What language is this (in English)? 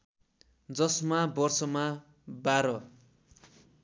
Nepali